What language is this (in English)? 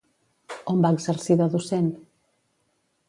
Catalan